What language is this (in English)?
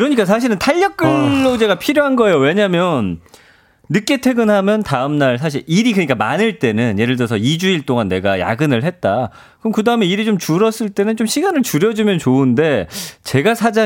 Korean